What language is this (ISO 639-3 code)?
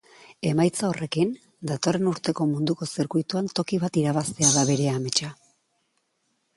eus